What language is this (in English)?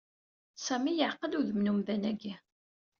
Kabyle